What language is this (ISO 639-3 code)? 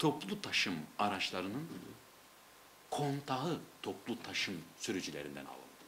tur